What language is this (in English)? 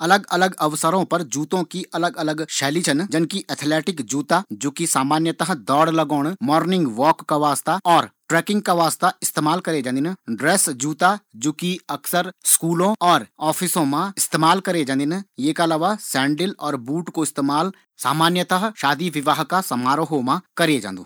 Garhwali